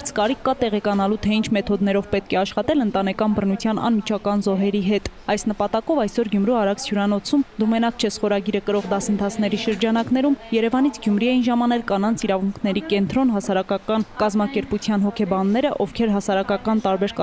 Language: Turkish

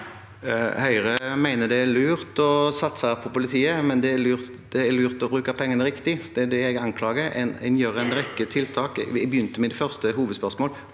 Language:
Norwegian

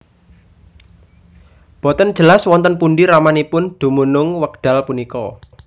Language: Javanese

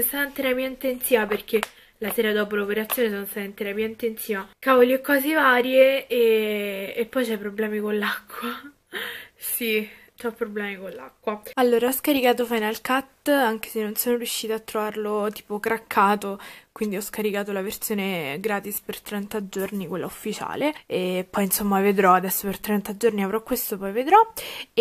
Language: Italian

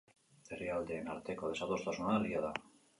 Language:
Basque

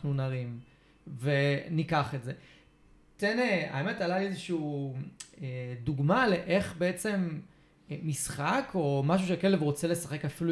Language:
Hebrew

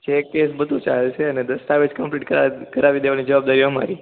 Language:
Gujarati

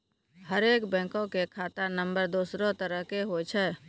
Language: Maithili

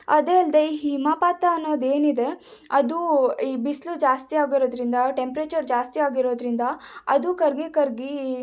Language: Kannada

